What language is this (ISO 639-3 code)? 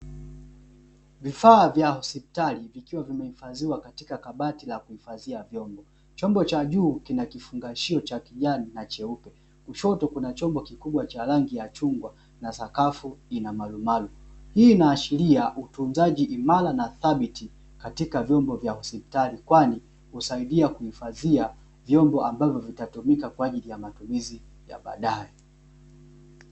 swa